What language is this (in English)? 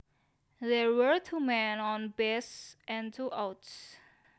Javanese